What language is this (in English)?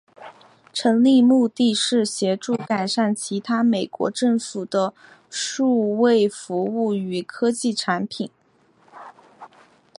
Chinese